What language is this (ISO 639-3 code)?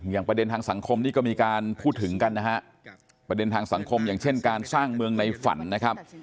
tha